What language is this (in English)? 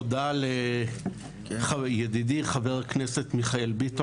Hebrew